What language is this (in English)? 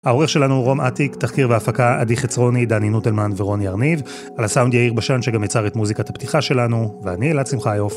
Hebrew